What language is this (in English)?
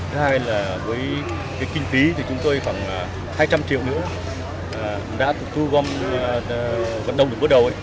Vietnamese